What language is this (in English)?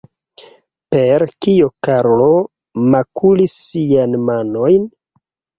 Esperanto